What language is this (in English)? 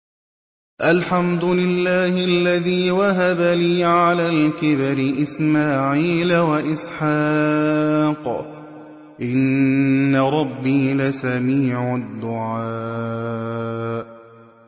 Arabic